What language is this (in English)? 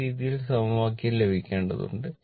Malayalam